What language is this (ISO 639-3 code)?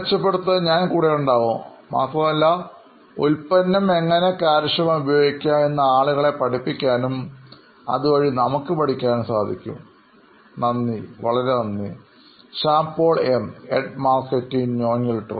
mal